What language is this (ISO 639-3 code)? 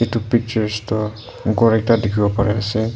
nag